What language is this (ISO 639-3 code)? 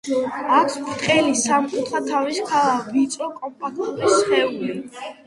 kat